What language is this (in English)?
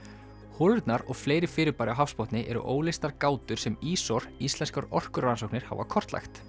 Icelandic